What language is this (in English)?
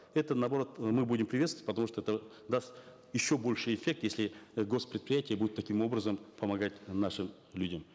Kazakh